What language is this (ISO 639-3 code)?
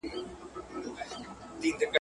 pus